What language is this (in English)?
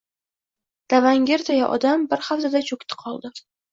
Uzbek